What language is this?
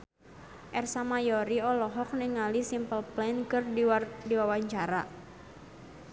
Sundanese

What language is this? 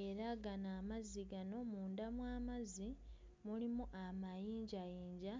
Ganda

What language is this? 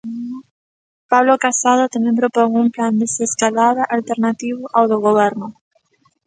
Galician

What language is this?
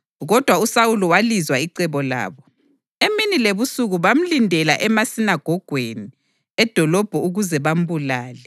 North Ndebele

